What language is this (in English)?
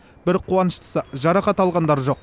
Kazakh